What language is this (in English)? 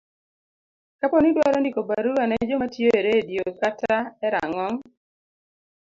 Luo (Kenya and Tanzania)